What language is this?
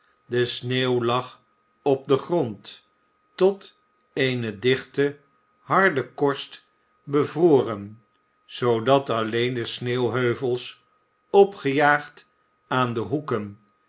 Dutch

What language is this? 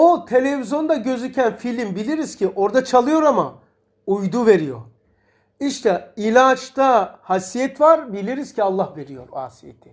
Turkish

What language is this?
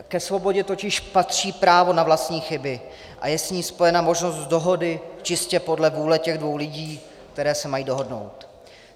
Czech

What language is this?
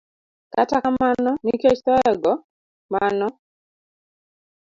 Luo (Kenya and Tanzania)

